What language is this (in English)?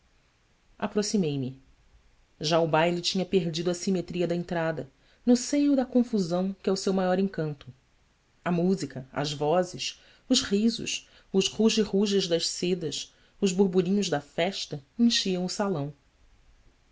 Portuguese